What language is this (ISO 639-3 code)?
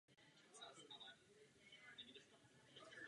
ces